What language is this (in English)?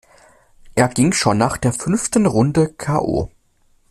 German